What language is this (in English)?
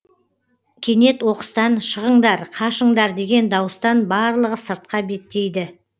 Kazakh